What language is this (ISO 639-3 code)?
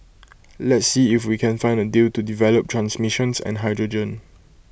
eng